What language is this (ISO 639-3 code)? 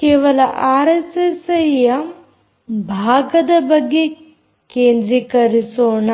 kan